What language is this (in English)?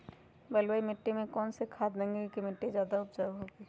Magahi